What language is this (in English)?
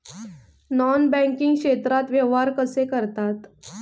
Marathi